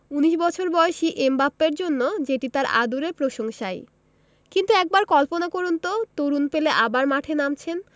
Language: Bangla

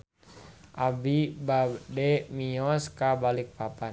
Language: Sundanese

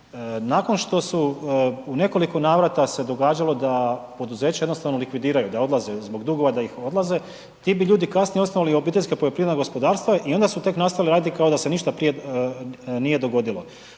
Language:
Croatian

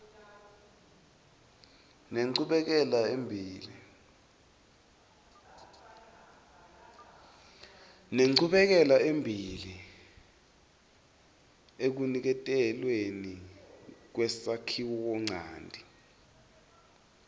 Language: Swati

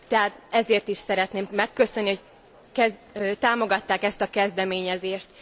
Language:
Hungarian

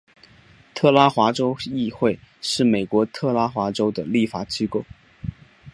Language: Chinese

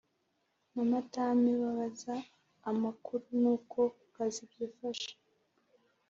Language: Kinyarwanda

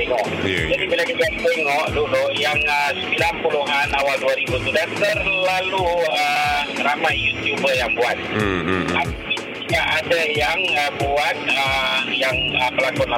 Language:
Malay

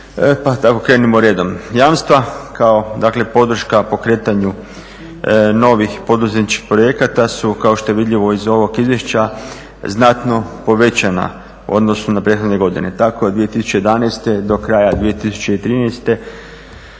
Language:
Croatian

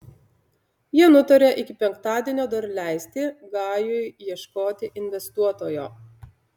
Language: Lithuanian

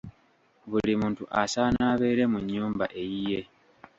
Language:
Ganda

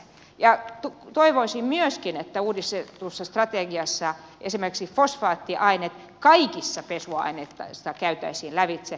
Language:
Finnish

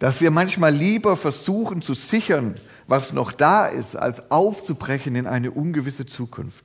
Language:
German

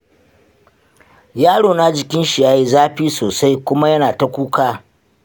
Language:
Hausa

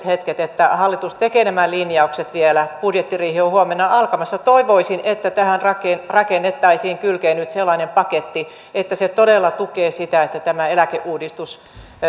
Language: Finnish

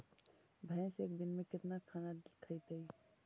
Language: Magahi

